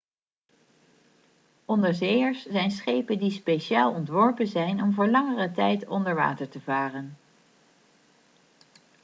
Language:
Dutch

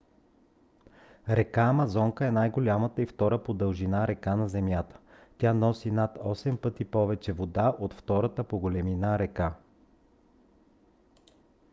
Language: Bulgarian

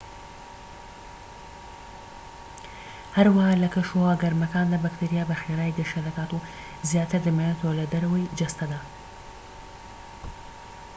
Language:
Central Kurdish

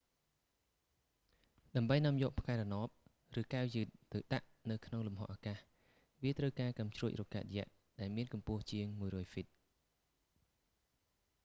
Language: Khmer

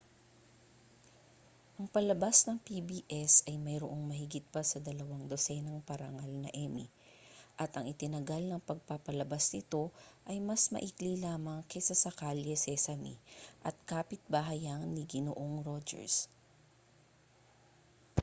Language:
Filipino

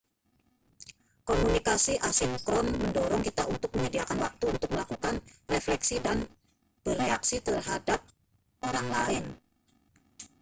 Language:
Indonesian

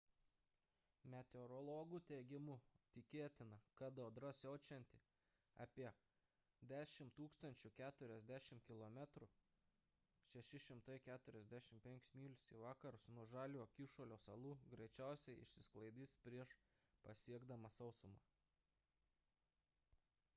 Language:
Lithuanian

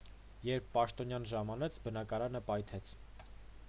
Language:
Armenian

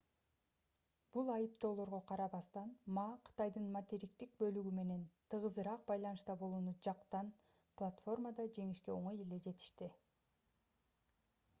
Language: Kyrgyz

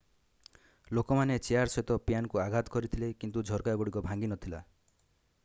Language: Odia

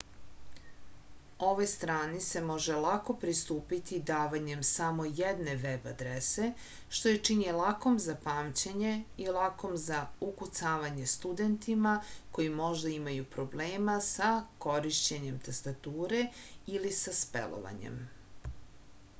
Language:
Serbian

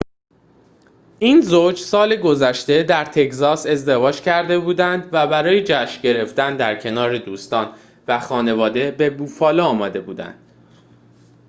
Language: Persian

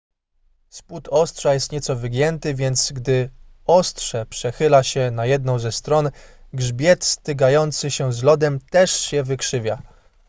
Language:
Polish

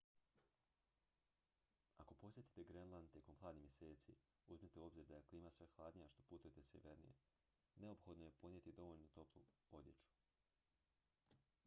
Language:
Croatian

